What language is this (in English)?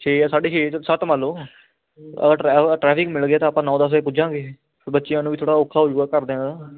Punjabi